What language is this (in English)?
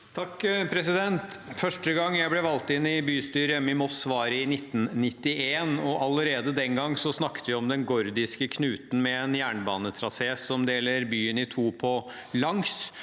Norwegian